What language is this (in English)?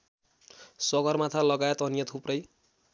Nepali